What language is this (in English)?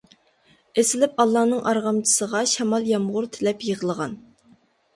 Uyghur